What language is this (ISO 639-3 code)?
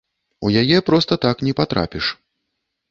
bel